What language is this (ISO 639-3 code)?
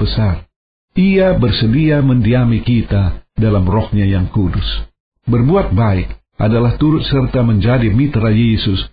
ind